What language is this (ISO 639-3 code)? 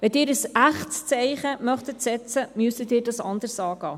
gsw